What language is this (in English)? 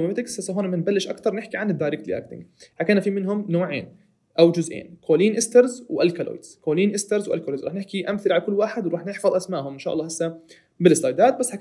Arabic